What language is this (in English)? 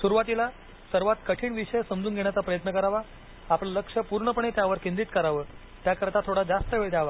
Marathi